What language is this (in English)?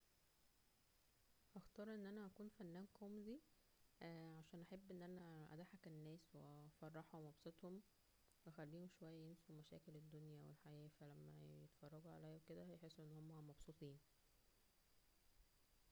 Egyptian Arabic